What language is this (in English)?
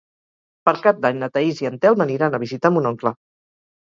Catalan